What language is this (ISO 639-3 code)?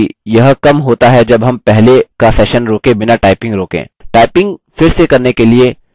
hin